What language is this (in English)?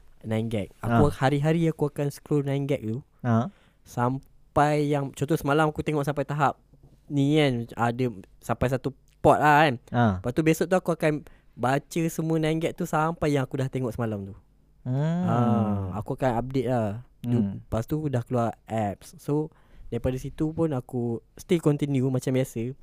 Malay